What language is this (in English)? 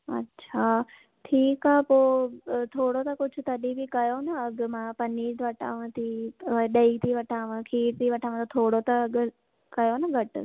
Sindhi